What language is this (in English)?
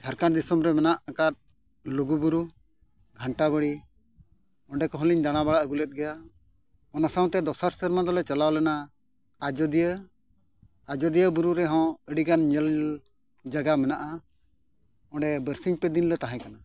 Santali